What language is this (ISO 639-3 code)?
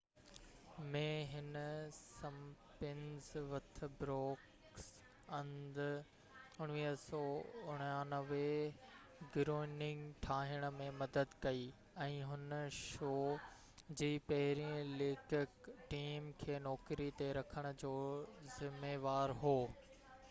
snd